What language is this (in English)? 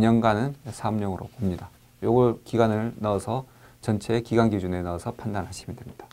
Korean